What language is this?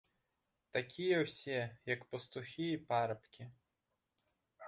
Belarusian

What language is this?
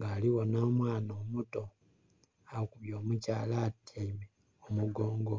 Soga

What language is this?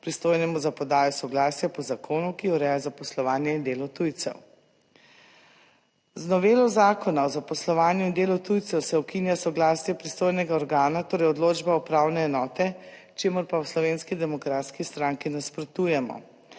Slovenian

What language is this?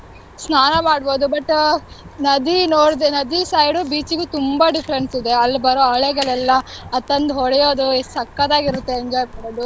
Kannada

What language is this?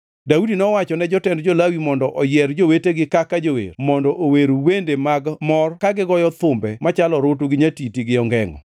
Luo (Kenya and Tanzania)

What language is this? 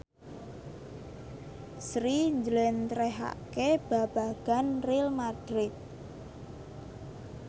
Javanese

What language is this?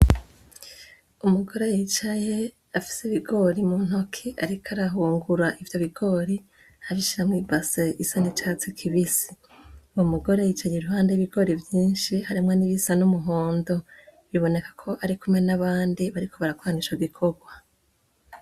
Rundi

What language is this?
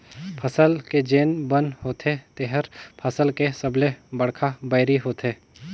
Chhattisgarhi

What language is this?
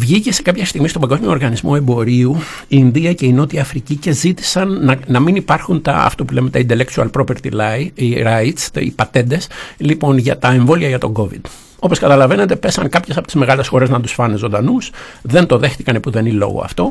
Greek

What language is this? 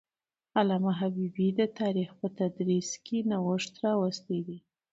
Pashto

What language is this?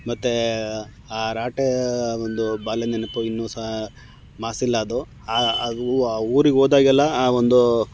Kannada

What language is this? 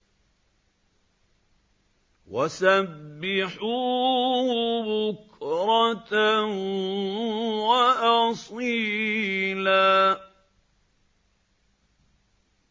Arabic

